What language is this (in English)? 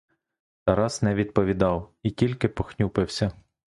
Ukrainian